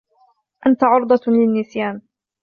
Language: Arabic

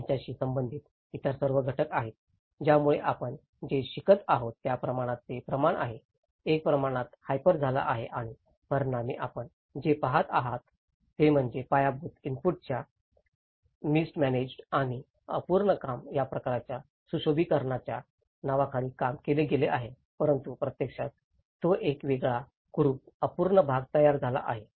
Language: Marathi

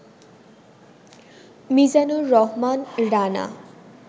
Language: Bangla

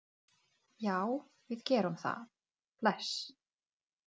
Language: Icelandic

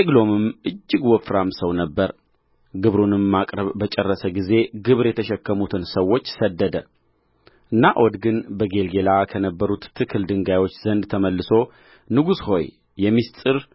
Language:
Amharic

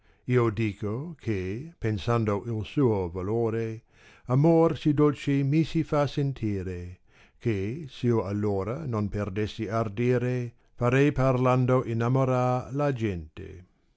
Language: Italian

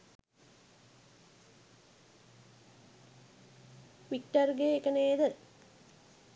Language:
Sinhala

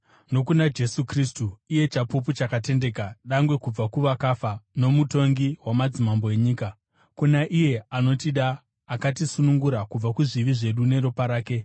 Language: Shona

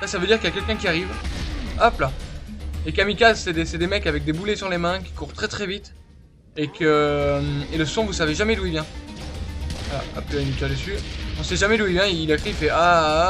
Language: French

